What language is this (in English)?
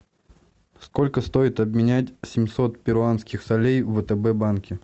Russian